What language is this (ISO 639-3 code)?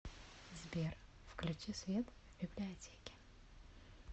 rus